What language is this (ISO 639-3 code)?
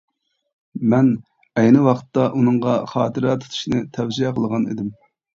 uig